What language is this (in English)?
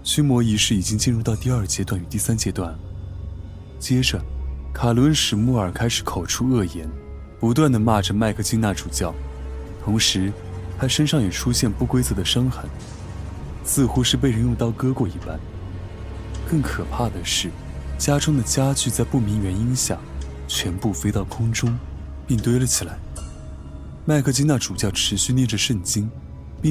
Chinese